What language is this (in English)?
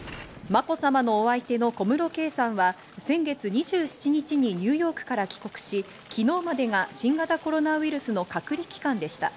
Japanese